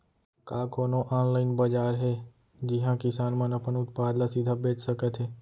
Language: Chhattisgarhi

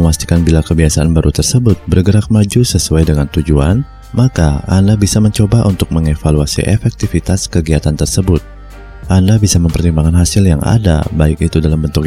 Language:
Indonesian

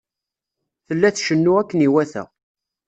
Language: Kabyle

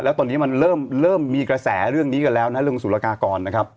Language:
Thai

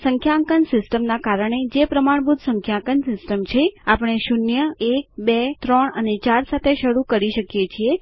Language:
Gujarati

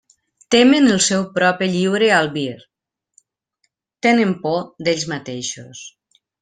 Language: Catalan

